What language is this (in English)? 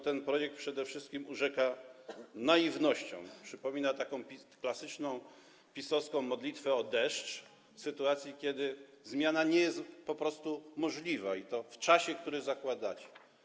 Polish